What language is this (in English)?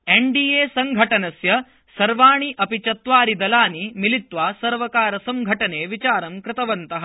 Sanskrit